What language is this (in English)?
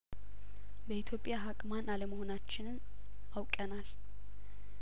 Amharic